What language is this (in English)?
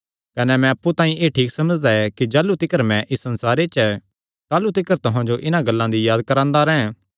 Kangri